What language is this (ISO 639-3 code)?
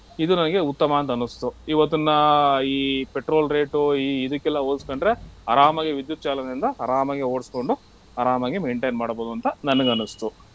kan